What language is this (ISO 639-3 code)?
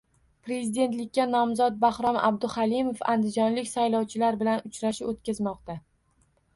uzb